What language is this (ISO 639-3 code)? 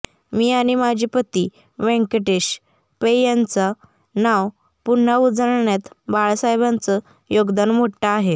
mar